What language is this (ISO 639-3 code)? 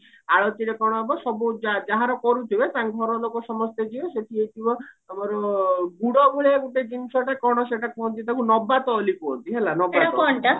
ori